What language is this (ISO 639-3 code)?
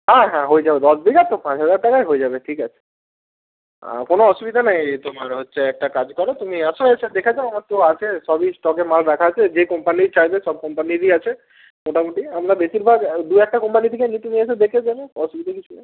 ben